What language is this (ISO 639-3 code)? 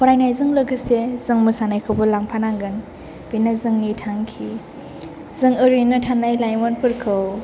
brx